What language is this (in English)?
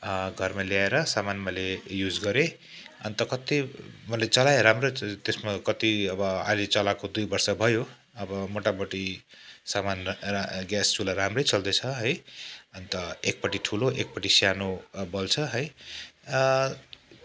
Nepali